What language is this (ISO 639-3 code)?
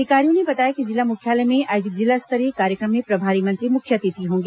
hin